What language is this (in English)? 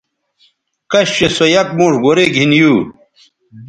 Bateri